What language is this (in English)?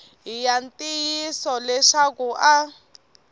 Tsonga